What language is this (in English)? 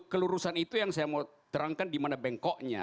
Indonesian